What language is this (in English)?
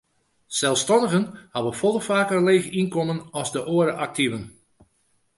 Western Frisian